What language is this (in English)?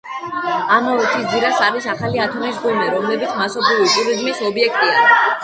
Georgian